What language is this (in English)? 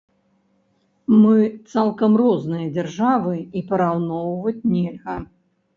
Belarusian